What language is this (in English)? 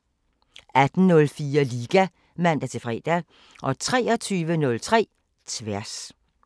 Danish